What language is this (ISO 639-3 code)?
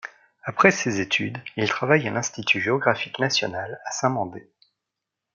fra